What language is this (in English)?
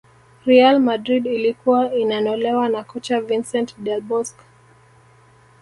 Swahili